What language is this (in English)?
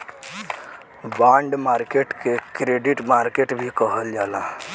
Bhojpuri